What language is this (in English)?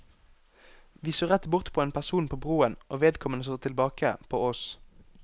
Norwegian